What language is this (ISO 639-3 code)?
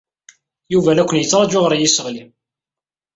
kab